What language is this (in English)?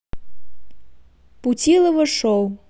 Russian